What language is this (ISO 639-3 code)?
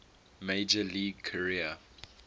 eng